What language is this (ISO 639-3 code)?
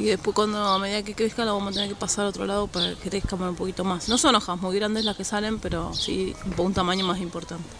spa